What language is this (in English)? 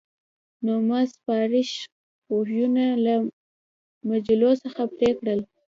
Pashto